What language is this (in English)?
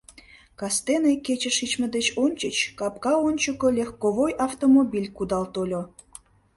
Mari